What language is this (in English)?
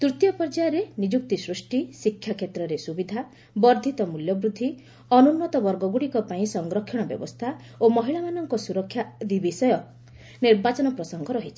Odia